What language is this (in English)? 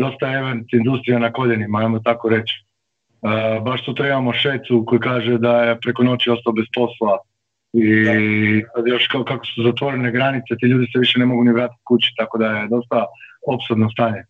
Croatian